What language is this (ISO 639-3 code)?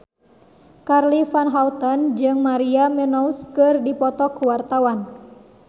sun